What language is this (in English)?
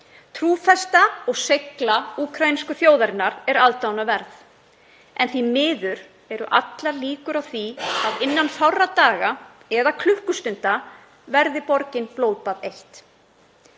Icelandic